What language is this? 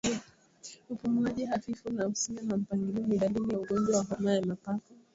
Swahili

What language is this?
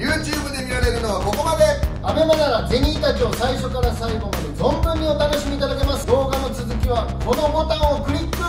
Japanese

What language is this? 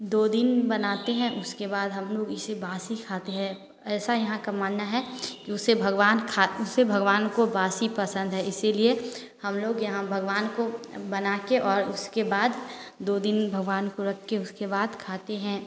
Hindi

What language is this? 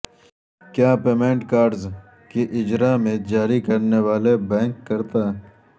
Urdu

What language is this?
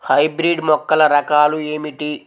Telugu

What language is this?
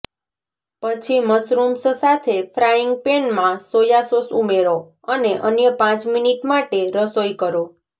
Gujarati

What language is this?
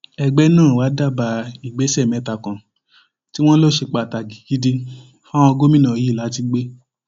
Yoruba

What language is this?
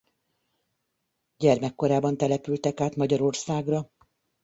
Hungarian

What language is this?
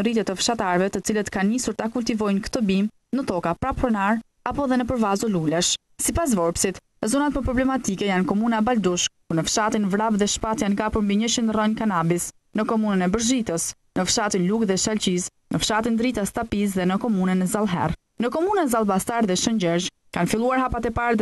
Romanian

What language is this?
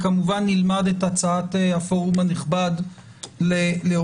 Hebrew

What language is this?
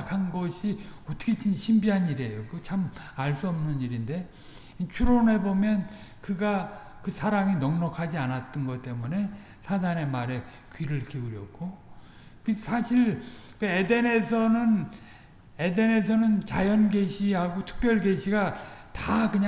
Korean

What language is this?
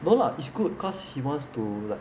English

